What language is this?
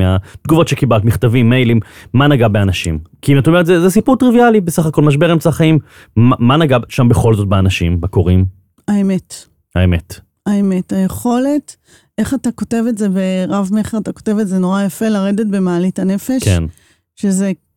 Hebrew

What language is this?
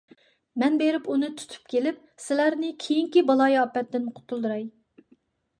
Uyghur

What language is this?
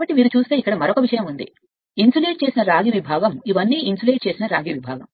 Telugu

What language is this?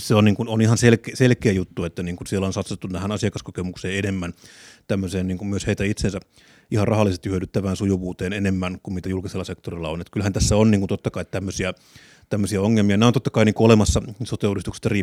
Finnish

